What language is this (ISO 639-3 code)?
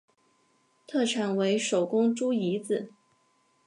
zho